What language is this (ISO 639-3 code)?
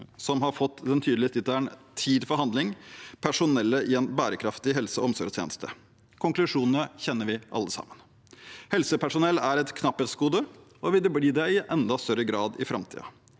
nor